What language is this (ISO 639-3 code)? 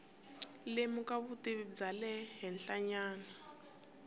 tso